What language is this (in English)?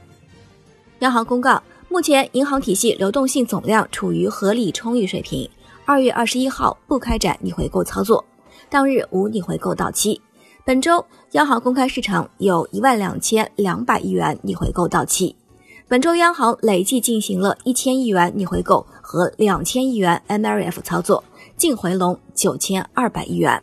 Chinese